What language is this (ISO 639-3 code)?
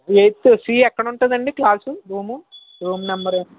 tel